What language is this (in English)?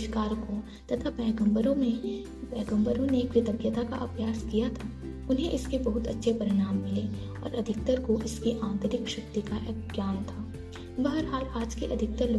Hindi